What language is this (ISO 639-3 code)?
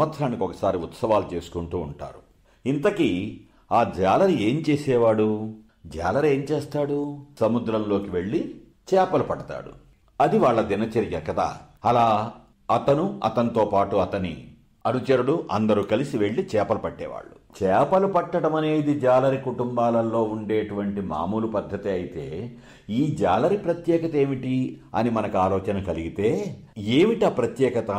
tel